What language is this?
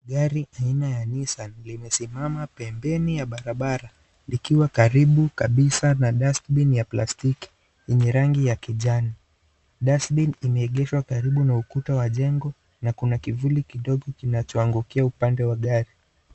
Swahili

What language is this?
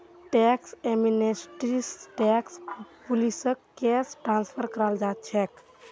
Magahi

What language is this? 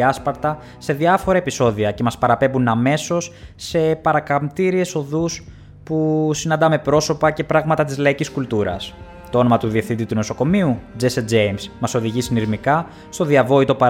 Greek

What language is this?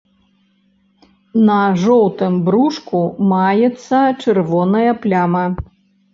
Belarusian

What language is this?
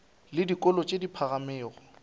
Northern Sotho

